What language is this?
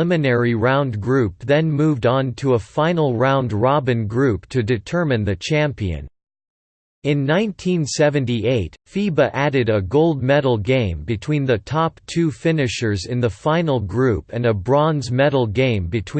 English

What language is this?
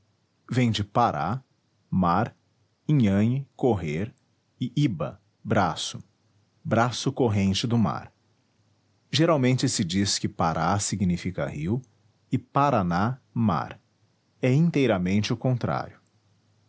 Portuguese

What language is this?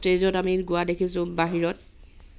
Assamese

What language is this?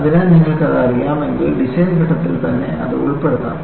Malayalam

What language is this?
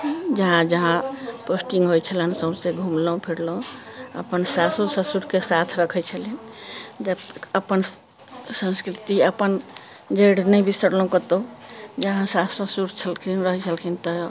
Maithili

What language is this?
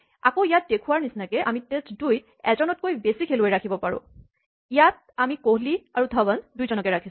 Assamese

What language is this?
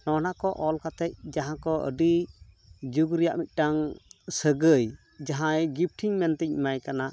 Santali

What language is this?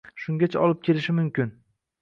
Uzbek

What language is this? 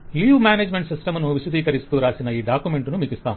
Telugu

